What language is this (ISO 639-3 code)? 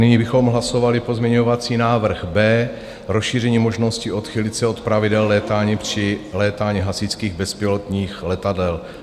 ces